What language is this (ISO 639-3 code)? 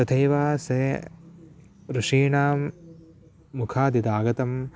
san